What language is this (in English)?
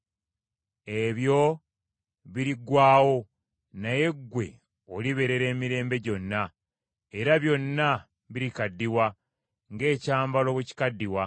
Ganda